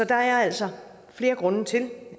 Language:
Danish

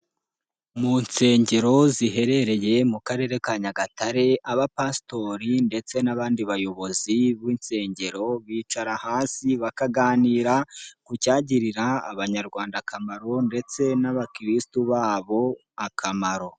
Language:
Kinyarwanda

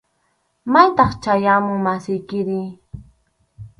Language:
Arequipa-La Unión Quechua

